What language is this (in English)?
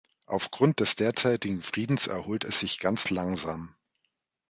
German